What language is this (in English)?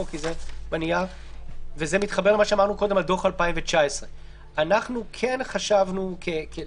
Hebrew